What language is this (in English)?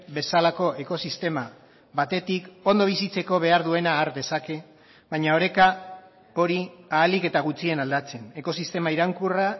Basque